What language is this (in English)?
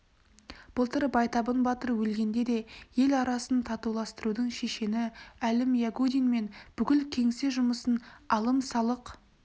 Kazakh